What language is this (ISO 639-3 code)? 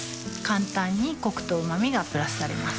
jpn